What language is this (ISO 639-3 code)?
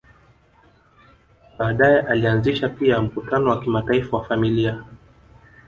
swa